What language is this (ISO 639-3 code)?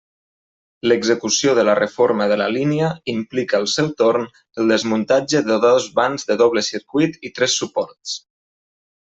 cat